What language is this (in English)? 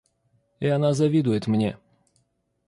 Russian